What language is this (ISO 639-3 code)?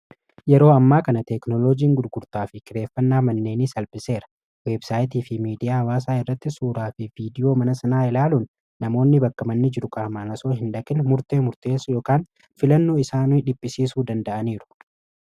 orm